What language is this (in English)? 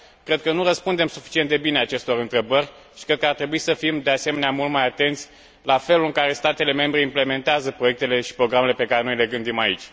Romanian